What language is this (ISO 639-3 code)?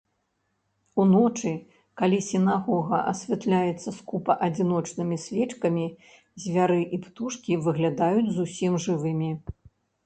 bel